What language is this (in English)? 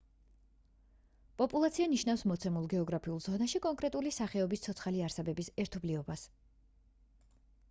Georgian